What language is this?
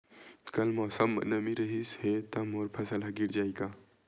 Chhattisgarhi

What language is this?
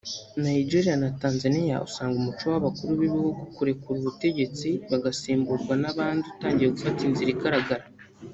Kinyarwanda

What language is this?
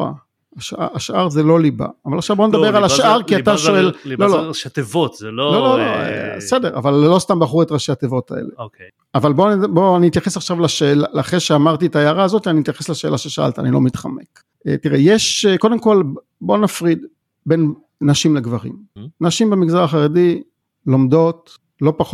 Hebrew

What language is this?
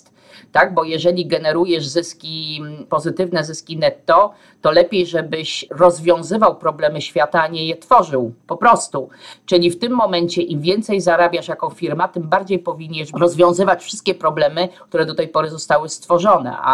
Polish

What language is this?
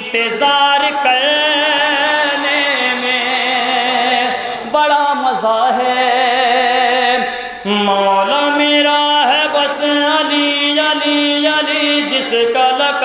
Romanian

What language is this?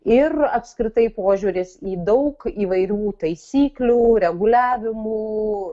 Lithuanian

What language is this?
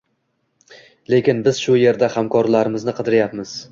Uzbek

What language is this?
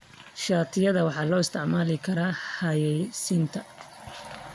Somali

